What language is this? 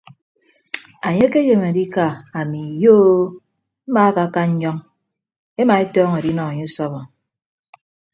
Ibibio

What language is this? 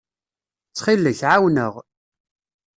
Kabyle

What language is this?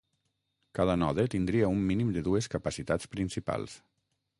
Catalan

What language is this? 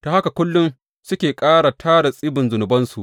Hausa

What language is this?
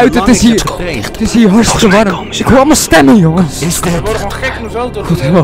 Dutch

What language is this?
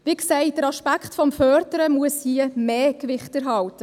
Swiss German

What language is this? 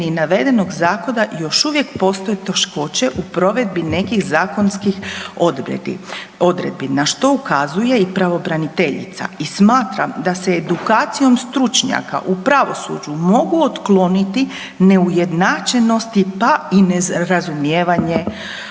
Croatian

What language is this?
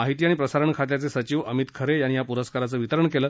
Marathi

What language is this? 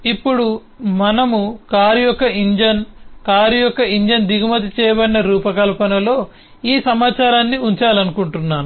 Telugu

